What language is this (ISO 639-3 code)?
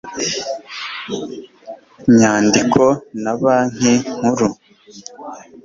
kin